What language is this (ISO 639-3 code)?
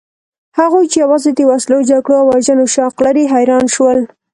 pus